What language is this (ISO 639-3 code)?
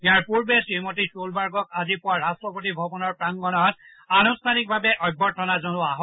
asm